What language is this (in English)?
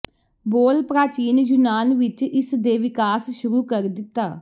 Punjabi